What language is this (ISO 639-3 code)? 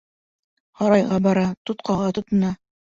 bak